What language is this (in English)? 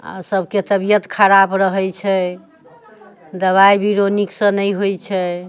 Maithili